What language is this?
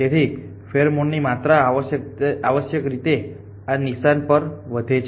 Gujarati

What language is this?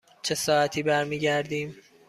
Persian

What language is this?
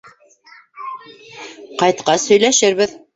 Bashkir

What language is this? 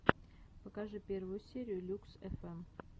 Russian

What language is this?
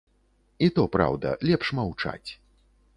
Belarusian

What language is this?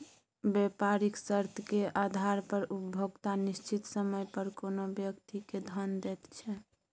Maithili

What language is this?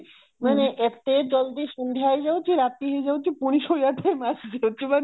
Odia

